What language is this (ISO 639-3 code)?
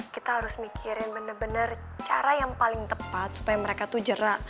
ind